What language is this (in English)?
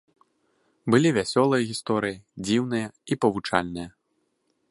Belarusian